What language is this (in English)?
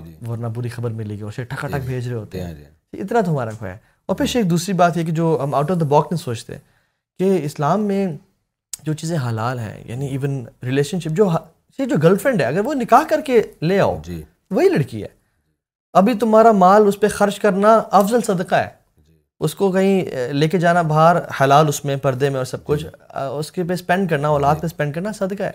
Urdu